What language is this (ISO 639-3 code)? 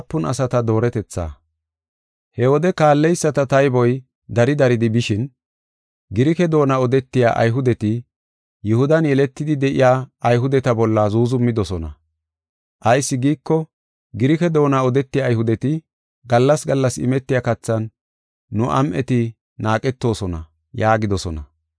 gof